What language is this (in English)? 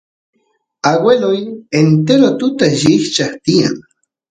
Santiago del Estero Quichua